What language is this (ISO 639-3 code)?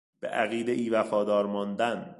fas